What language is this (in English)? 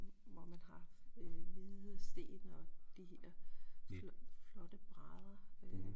Danish